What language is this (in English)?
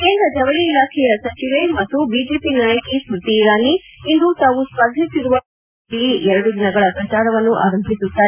Kannada